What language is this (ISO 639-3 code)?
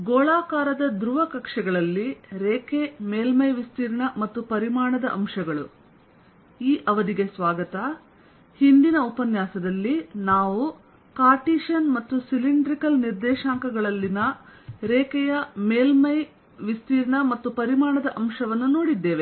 kan